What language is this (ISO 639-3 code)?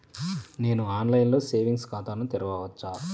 tel